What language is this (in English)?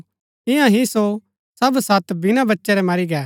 Gaddi